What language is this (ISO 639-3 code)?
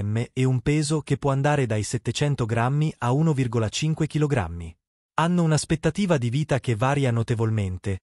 ita